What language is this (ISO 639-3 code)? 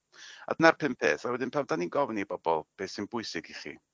cym